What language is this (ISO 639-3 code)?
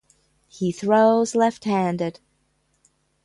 eng